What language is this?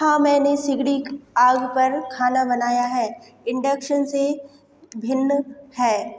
Hindi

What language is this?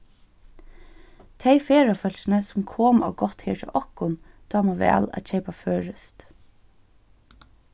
Faroese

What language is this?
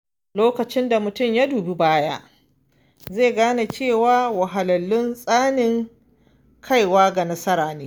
Hausa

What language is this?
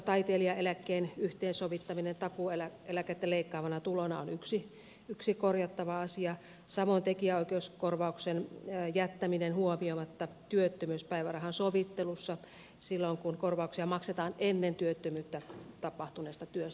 Finnish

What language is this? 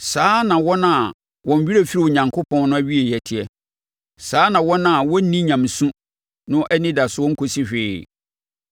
Akan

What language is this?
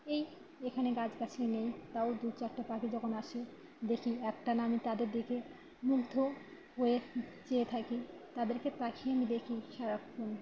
Bangla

